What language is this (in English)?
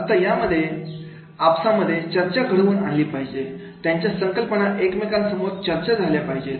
Marathi